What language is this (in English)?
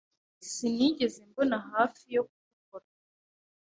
Kinyarwanda